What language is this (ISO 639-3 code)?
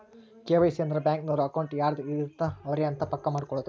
kan